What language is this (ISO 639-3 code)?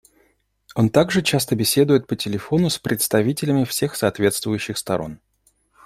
rus